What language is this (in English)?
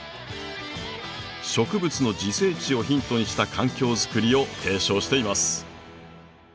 Japanese